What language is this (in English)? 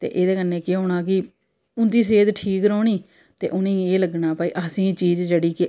Dogri